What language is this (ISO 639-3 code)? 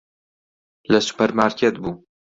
ckb